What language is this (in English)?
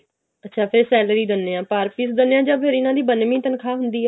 Punjabi